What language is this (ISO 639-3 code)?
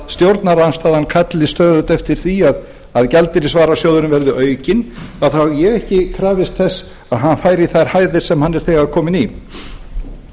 isl